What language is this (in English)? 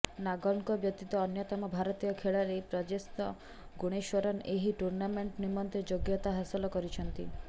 Odia